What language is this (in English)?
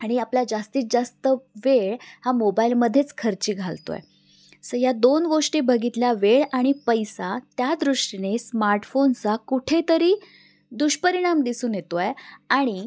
Marathi